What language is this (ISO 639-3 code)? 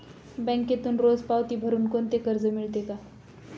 mar